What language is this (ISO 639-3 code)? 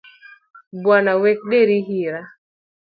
luo